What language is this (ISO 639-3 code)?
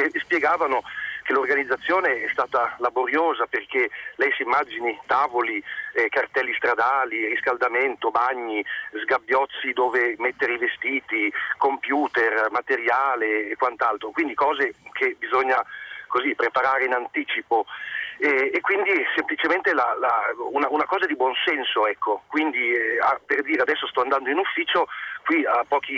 ita